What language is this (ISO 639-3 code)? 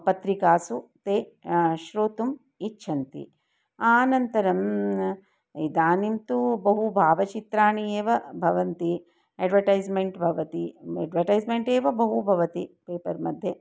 san